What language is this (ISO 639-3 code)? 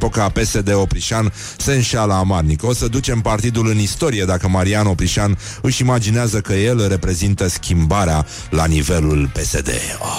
ron